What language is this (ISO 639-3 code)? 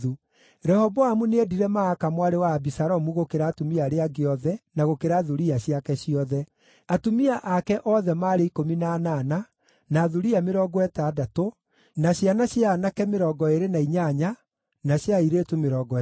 kik